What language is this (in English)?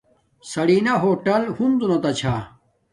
Domaaki